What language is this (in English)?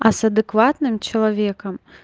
Russian